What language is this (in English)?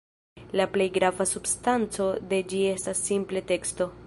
Esperanto